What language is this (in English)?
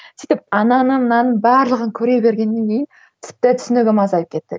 Kazakh